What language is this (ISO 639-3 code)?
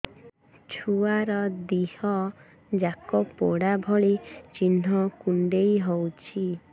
ori